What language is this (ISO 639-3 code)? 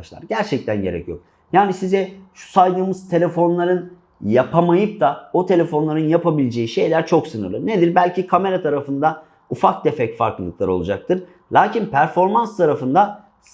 tur